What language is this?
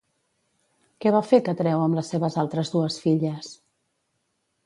Catalan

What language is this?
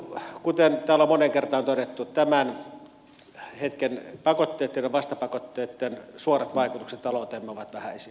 Finnish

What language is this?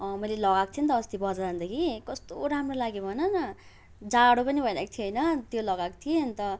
Nepali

